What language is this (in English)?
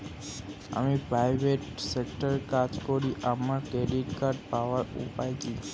Bangla